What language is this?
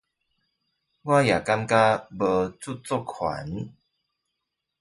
Chinese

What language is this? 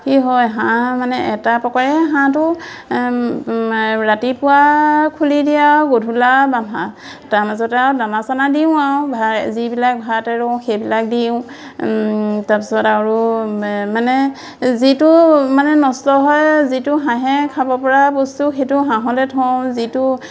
Assamese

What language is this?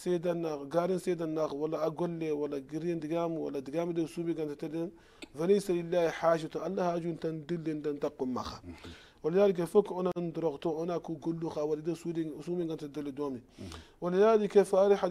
Arabic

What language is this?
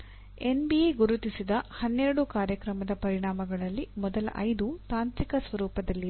Kannada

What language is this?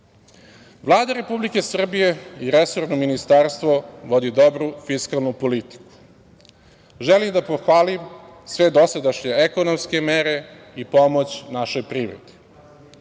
Serbian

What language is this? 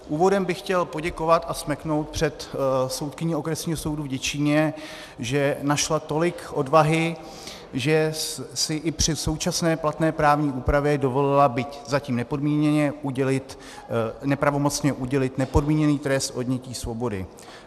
Czech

